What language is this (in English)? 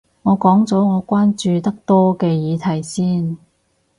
Cantonese